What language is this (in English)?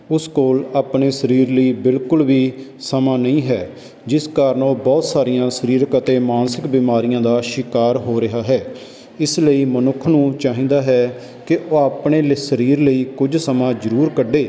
Punjabi